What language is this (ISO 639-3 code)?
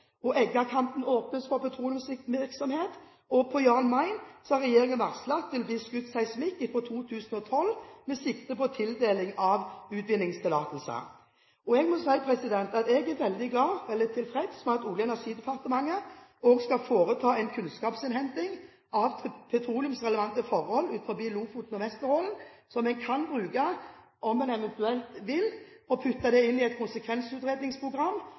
nob